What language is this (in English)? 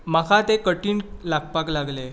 Konkani